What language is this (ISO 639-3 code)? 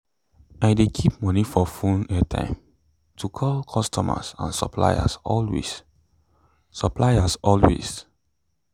pcm